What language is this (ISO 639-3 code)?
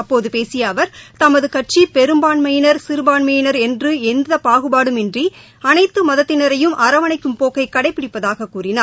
tam